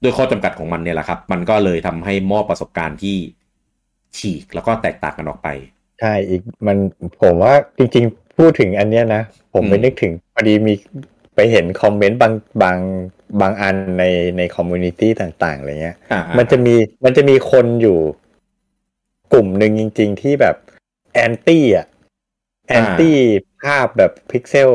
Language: Thai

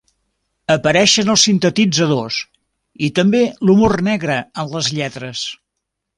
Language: Catalan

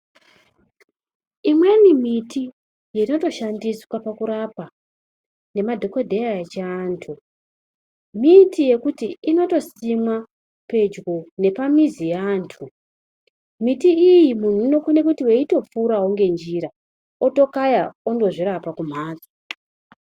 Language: Ndau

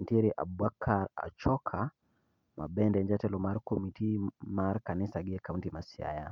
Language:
Luo (Kenya and Tanzania)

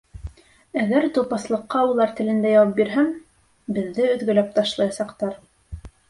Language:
Bashkir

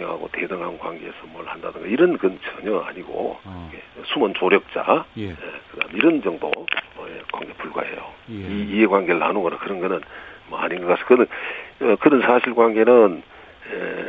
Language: Korean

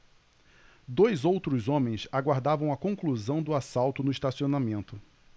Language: Portuguese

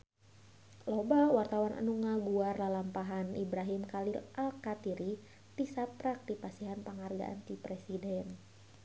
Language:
Sundanese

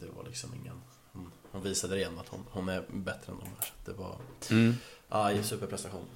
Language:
Swedish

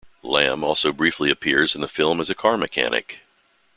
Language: English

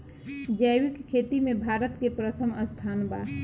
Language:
Bhojpuri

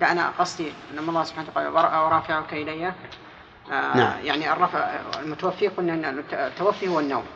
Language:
Arabic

